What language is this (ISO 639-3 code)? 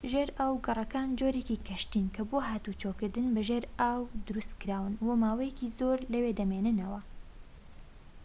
ckb